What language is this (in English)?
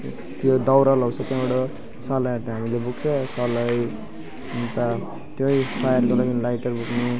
Nepali